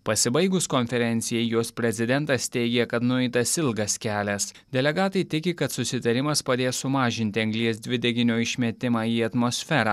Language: Lithuanian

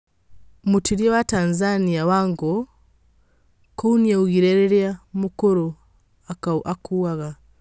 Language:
Kikuyu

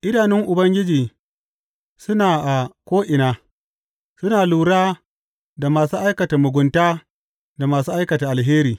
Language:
Hausa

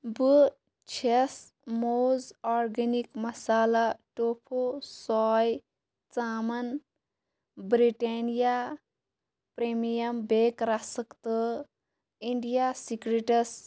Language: Kashmiri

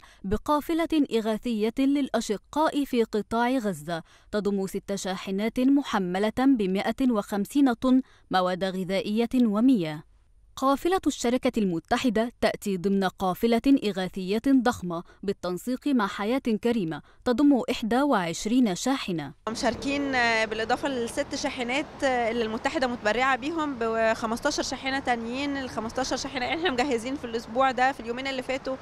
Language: Arabic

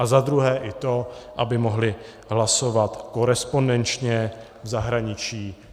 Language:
Czech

